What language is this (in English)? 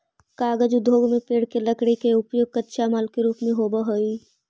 Magahi